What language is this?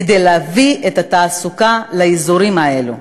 Hebrew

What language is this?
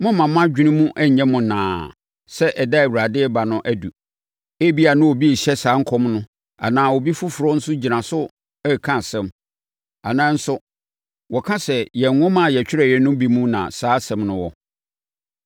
Akan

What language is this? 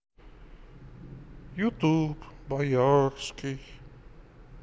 Russian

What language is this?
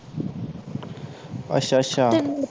Punjabi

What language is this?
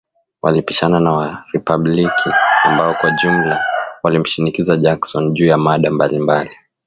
Swahili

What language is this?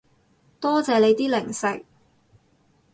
Cantonese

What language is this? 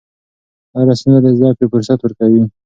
Pashto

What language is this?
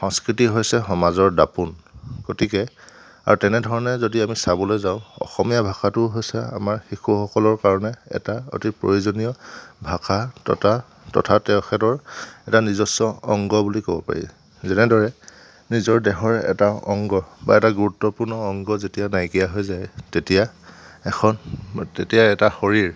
Assamese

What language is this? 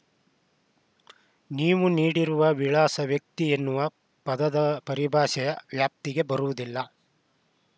Kannada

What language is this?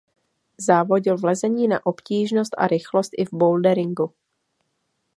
Czech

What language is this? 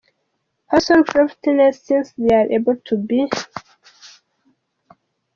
Kinyarwanda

